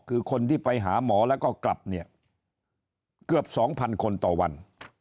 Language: Thai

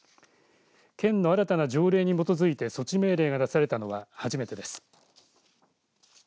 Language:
Japanese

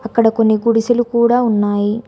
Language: Telugu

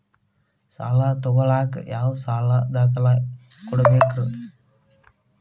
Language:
Kannada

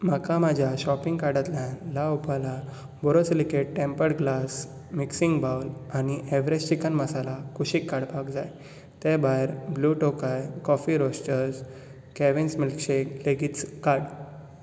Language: Konkani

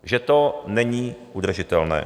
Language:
Czech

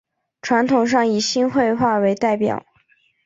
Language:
Chinese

